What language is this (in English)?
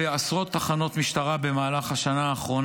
Hebrew